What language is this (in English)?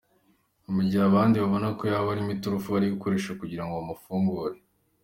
Kinyarwanda